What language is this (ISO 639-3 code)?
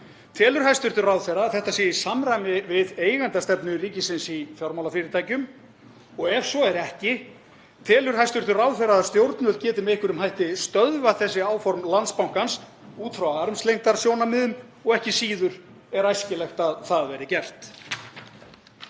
isl